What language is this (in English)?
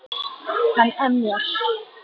Icelandic